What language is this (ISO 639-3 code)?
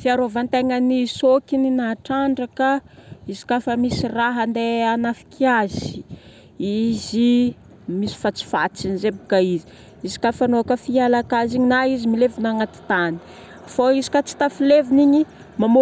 bmm